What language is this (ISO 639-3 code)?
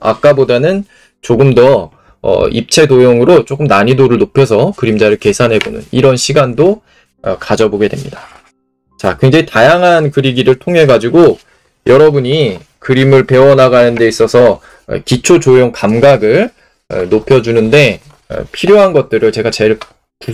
kor